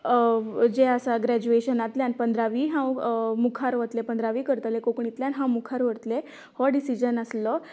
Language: Konkani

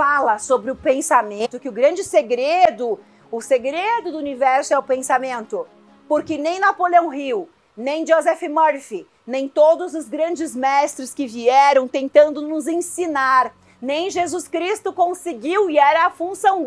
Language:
Portuguese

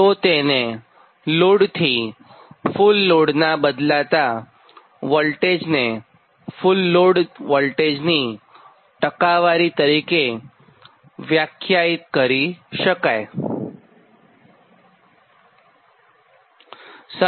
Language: Gujarati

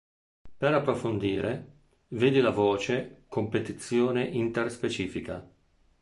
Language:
Italian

